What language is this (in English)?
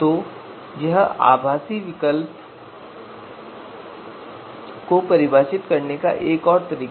Hindi